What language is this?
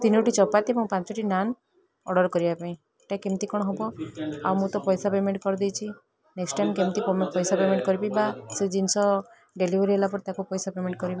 Odia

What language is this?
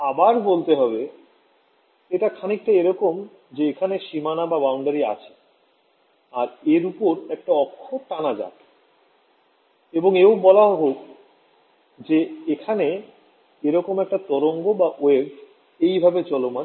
Bangla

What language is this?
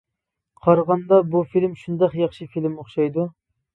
Uyghur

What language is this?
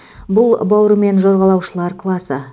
Kazakh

